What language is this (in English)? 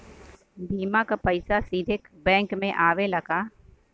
Bhojpuri